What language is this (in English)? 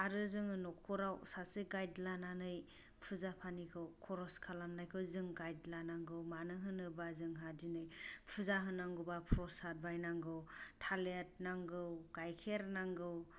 Bodo